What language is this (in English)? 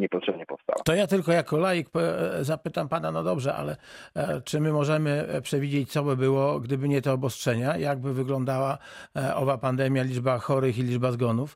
Polish